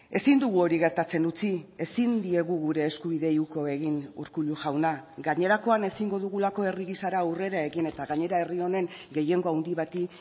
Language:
Basque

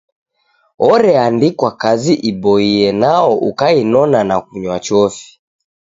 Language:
Taita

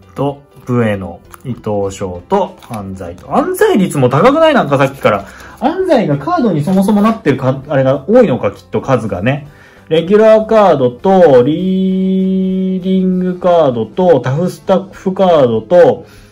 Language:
Japanese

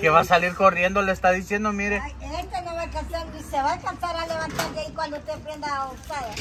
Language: Spanish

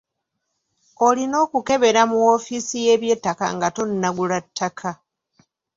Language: Ganda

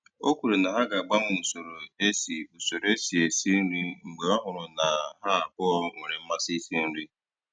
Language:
Igbo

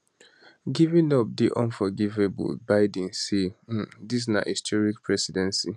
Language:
Nigerian Pidgin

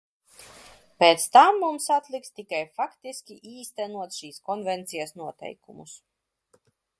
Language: Latvian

